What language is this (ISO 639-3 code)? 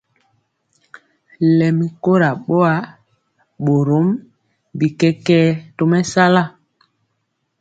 mcx